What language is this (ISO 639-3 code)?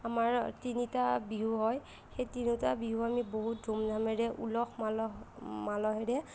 asm